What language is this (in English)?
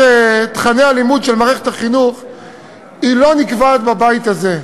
Hebrew